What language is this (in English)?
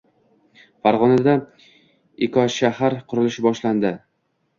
Uzbek